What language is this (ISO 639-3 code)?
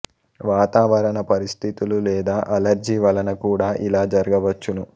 tel